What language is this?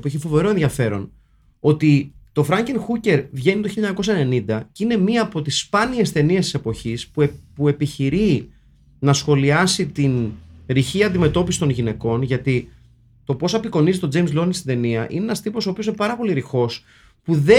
Greek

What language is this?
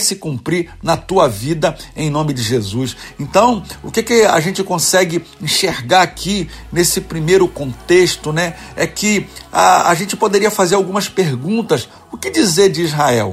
Portuguese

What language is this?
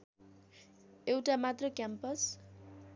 Nepali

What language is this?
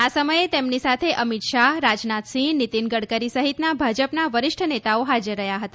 Gujarati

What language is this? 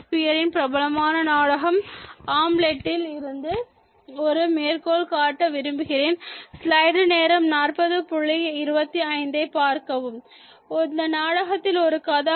Tamil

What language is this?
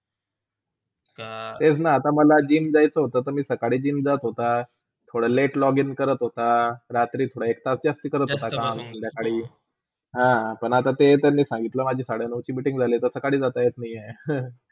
Marathi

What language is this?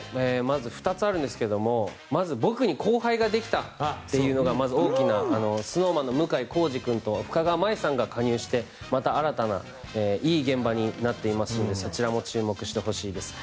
Japanese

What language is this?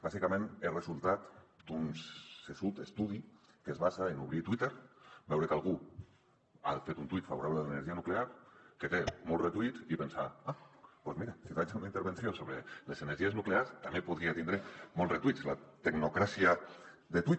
Catalan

